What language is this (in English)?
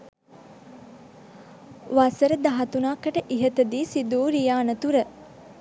Sinhala